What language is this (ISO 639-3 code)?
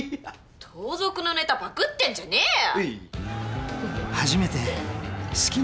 jpn